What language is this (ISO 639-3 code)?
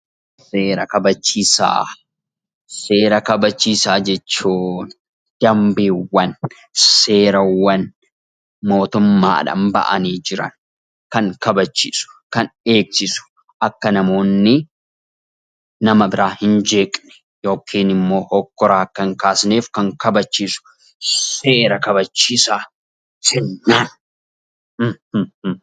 orm